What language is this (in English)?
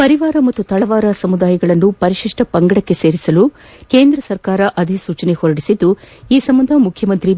Kannada